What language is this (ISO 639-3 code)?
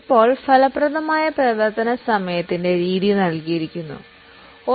mal